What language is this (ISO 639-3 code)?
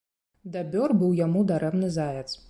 bel